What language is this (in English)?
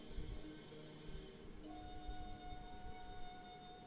Bhojpuri